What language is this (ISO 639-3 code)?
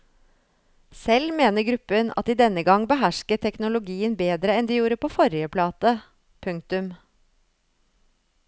nor